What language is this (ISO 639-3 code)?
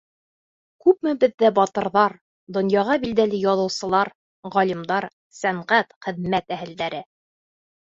bak